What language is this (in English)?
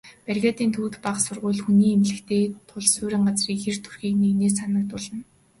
Mongolian